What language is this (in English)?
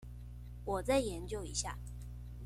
Chinese